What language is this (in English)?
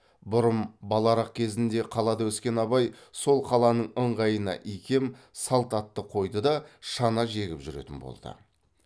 Kazakh